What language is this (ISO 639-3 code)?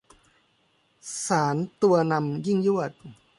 tha